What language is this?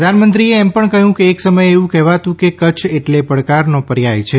Gujarati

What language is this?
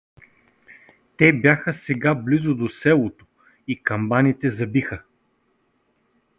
Bulgarian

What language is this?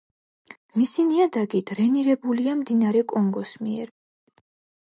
Georgian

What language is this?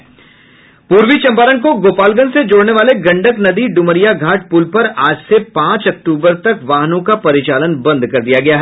Hindi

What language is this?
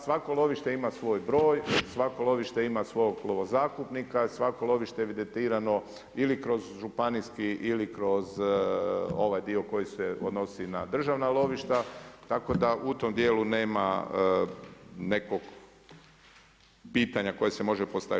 Croatian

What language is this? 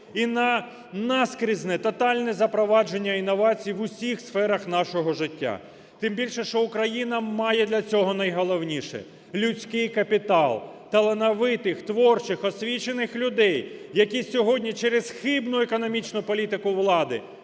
Ukrainian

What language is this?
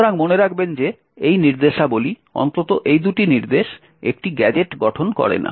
Bangla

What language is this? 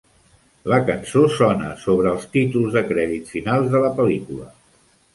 Catalan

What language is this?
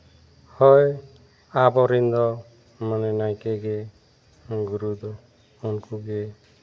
Santali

